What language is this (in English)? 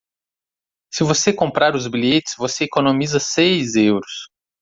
Portuguese